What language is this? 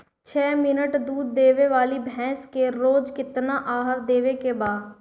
Bhojpuri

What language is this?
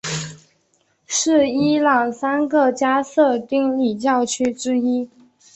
Chinese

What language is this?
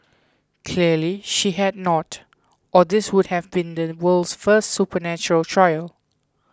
English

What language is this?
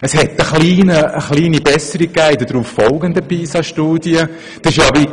Swiss German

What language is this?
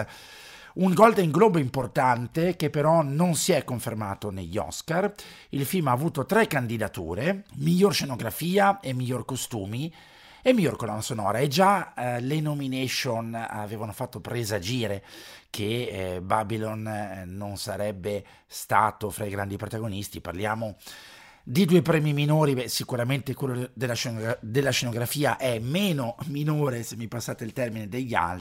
Italian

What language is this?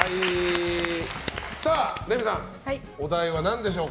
Japanese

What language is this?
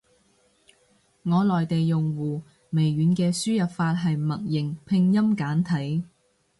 Cantonese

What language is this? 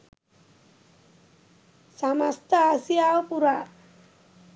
Sinhala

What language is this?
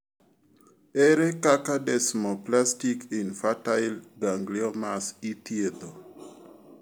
Luo (Kenya and Tanzania)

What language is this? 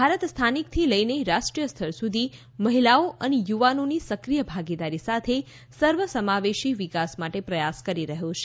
Gujarati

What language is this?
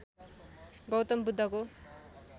Nepali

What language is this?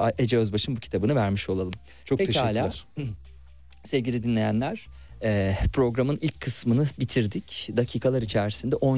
Turkish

